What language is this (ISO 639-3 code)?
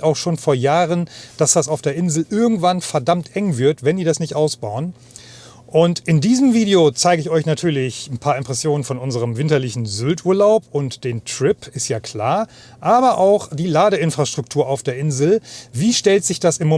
deu